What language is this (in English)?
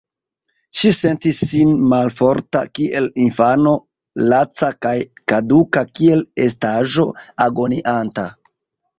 Esperanto